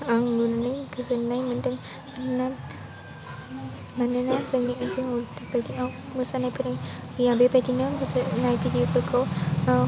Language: Bodo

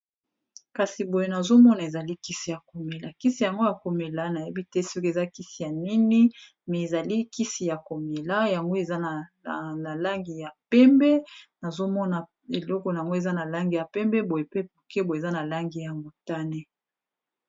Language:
Lingala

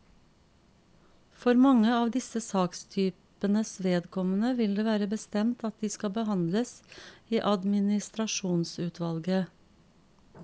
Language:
Norwegian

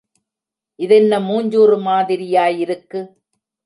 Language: Tamil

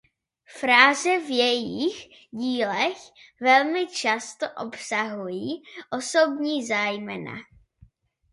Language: Czech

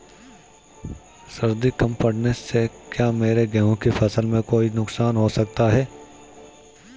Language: Hindi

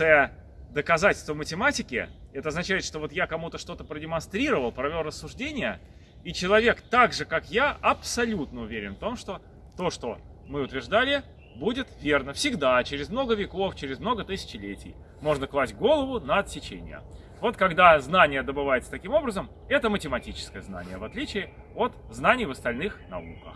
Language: Russian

